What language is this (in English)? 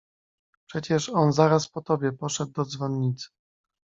Polish